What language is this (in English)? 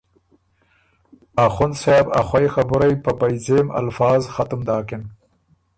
Ormuri